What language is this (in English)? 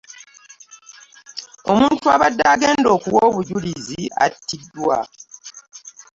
Ganda